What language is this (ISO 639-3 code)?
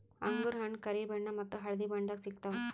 kan